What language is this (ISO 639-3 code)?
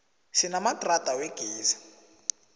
nbl